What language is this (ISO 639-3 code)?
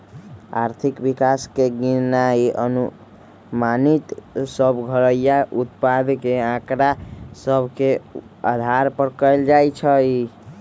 mag